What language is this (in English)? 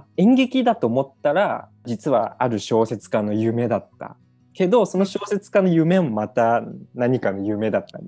Japanese